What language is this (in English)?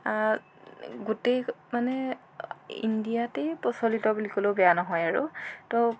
Assamese